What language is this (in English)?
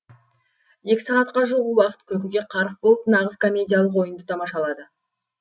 Kazakh